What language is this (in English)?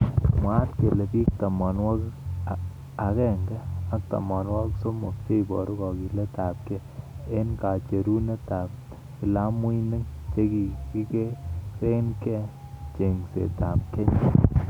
Kalenjin